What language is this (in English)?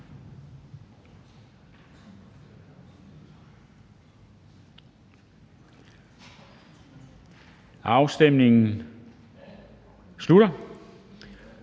Danish